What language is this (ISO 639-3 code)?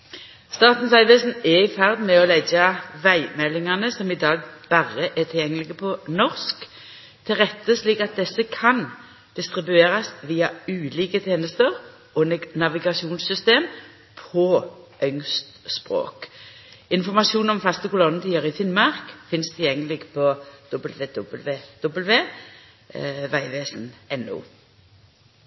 nno